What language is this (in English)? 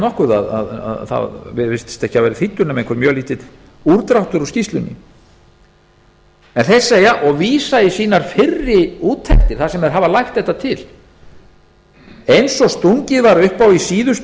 Icelandic